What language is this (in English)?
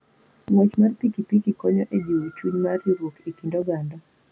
Luo (Kenya and Tanzania)